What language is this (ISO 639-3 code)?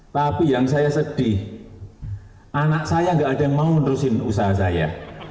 ind